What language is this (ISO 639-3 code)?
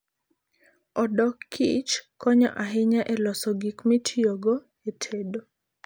luo